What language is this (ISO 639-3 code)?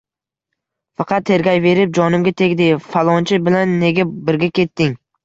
uzb